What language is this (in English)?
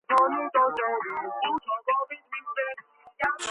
Georgian